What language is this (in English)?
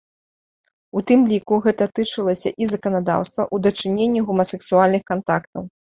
Belarusian